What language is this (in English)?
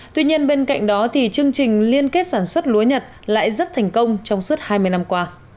Vietnamese